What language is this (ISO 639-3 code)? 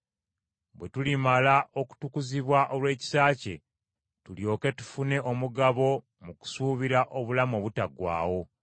lug